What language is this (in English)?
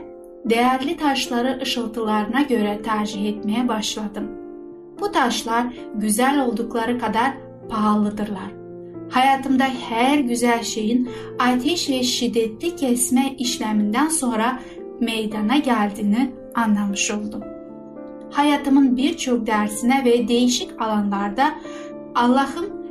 Turkish